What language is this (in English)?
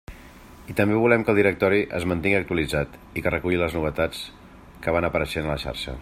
Catalan